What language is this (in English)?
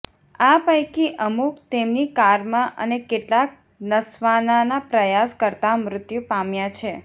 Gujarati